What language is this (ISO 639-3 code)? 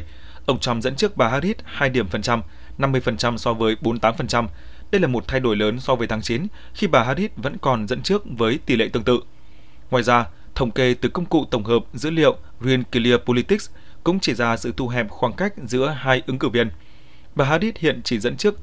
vie